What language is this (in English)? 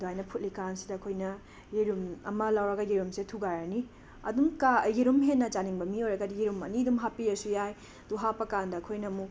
Manipuri